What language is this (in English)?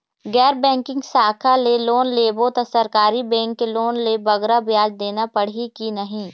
Chhattisgarhi